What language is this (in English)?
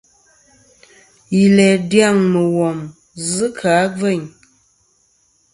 Kom